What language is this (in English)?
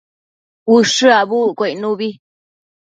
Matsés